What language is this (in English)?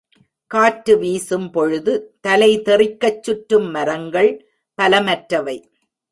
Tamil